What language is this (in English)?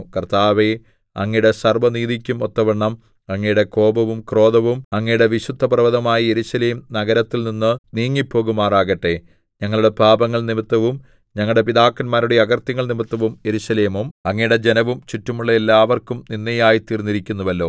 Malayalam